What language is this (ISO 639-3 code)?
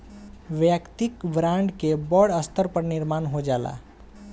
bho